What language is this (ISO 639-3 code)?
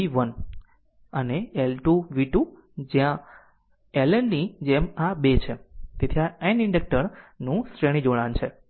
guj